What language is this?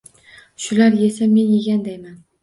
Uzbek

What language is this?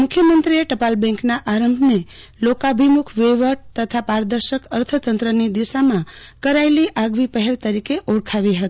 Gujarati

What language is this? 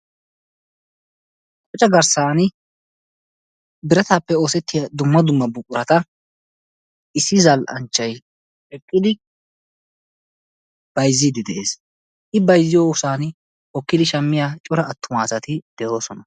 Wolaytta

